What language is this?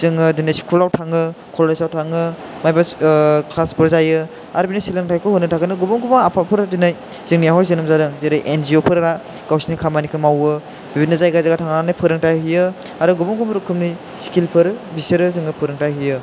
Bodo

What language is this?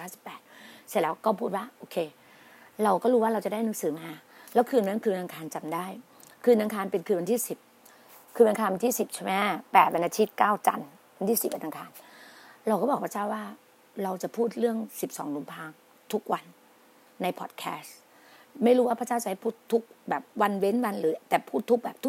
Thai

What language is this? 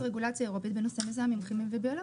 Hebrew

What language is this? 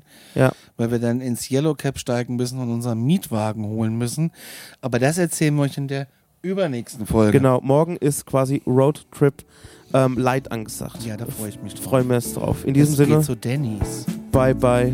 German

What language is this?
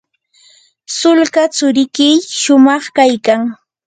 Yanahuanca Pasco Quechua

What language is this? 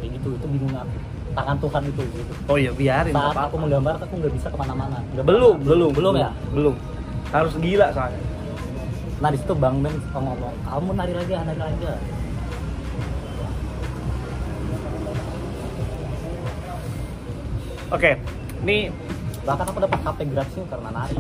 Indonesian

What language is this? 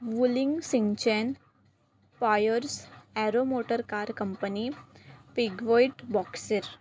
Marathi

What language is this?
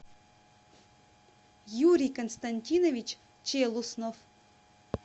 Russian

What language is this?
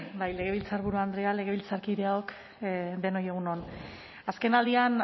Basque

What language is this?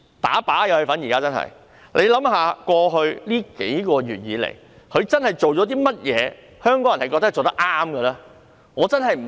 Cantonese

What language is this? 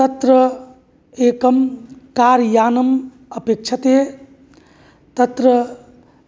Sanskrit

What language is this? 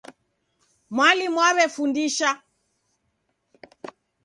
Taita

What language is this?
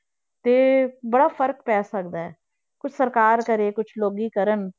Punjabi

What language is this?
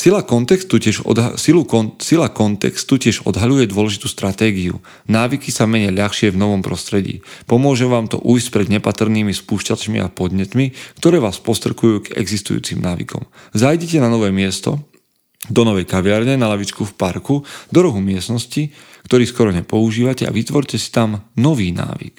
Slovak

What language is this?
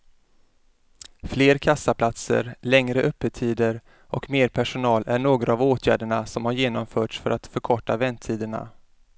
Swedish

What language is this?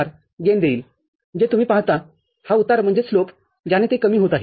Marathi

